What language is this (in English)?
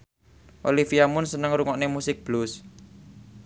Javanese